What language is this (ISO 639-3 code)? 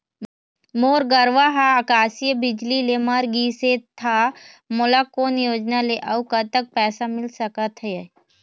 hne